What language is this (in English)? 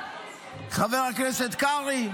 Hebrew